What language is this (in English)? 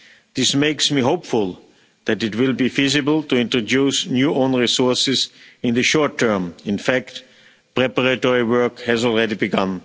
English